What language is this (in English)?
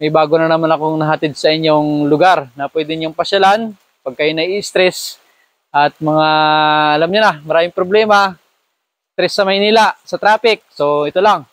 Filipino